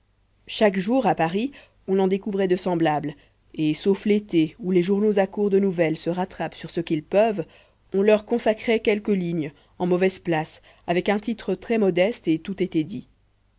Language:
French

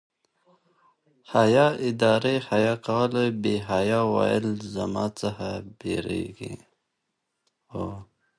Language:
Pashto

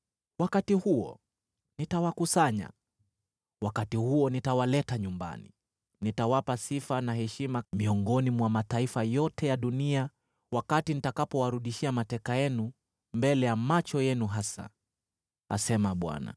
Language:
Swahili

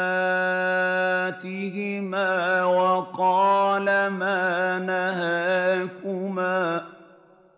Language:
Arabic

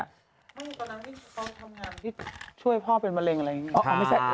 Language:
Thai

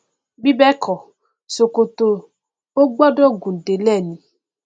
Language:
Yoruba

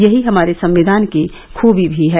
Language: Hindi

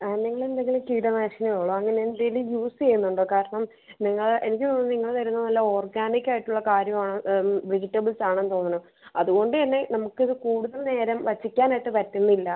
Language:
Malayalam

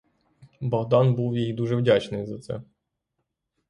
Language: Ukrainian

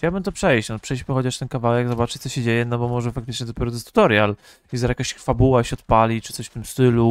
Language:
Polish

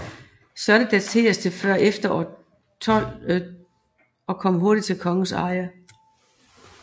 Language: Danish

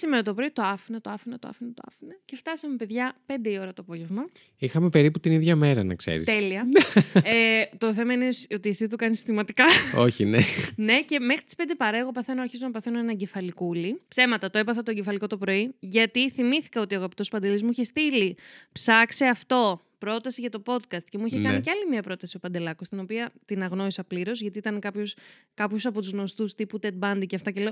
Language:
Greek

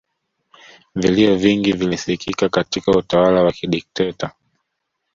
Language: Swahili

